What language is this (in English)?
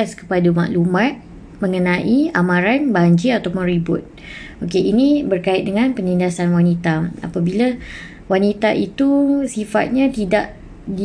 Malay